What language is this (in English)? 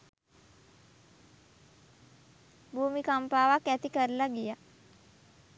Sinhala